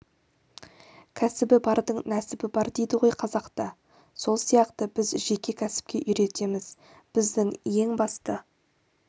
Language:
Kazakh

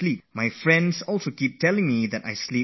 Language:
English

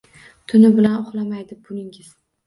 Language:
Uzbek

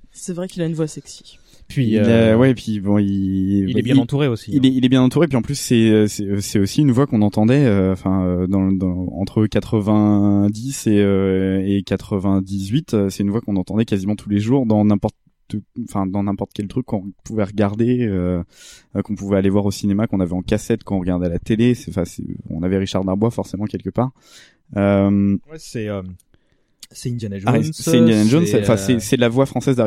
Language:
French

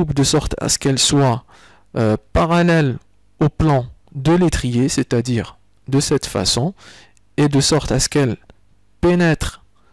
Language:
French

